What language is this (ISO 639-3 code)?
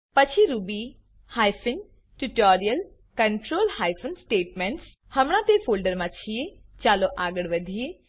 guj